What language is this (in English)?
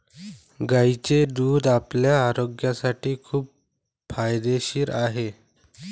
Marathi